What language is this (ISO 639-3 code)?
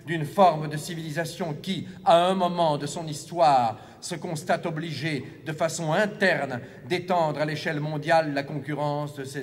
fra